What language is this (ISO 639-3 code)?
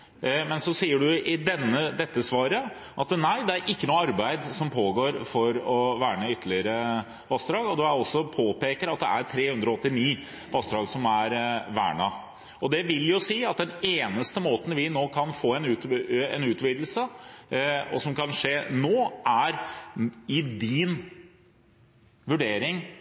nob